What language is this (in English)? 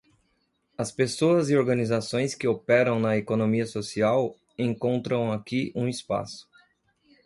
Portuguese